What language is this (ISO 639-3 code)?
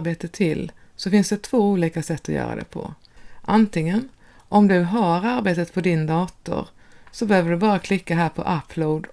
swe